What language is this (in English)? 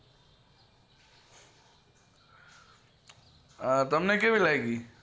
Gujarati